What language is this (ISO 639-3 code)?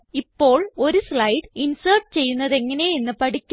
mal